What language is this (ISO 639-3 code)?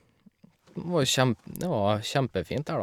nor